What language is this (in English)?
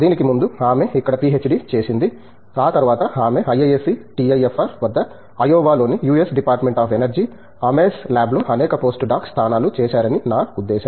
Telugu